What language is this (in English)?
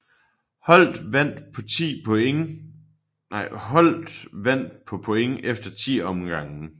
Danish